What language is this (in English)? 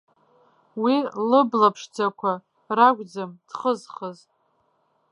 Abkhazian